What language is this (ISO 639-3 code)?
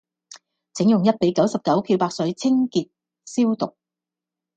yue